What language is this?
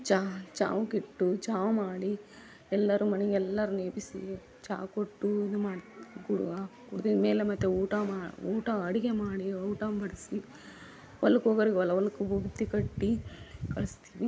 Kannada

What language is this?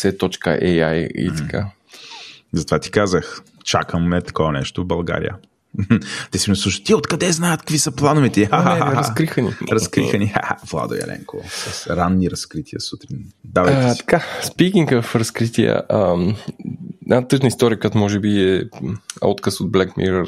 Bulgarian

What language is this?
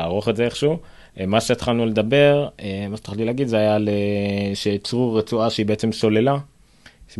Hebrew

